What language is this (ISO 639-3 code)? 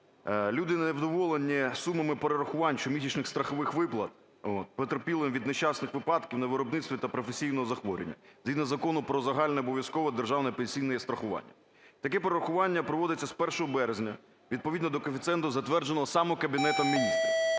ukr